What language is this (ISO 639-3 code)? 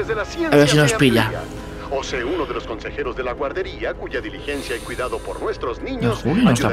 spa